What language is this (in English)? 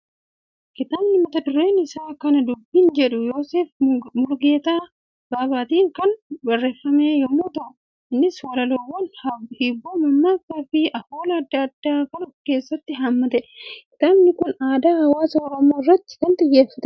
Oromo